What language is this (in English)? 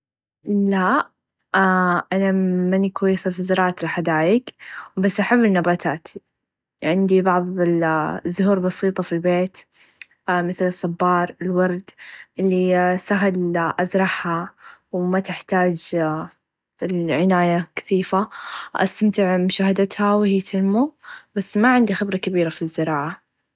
Najdi Arabic